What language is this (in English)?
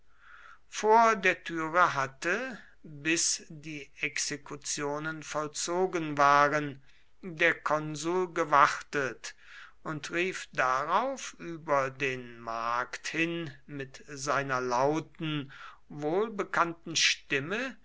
German